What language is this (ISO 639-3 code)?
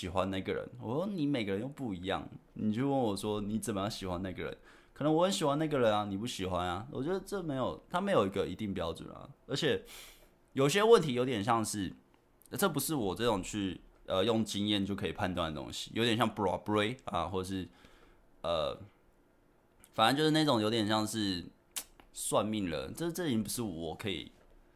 zho